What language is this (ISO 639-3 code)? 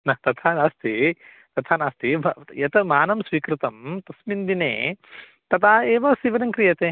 san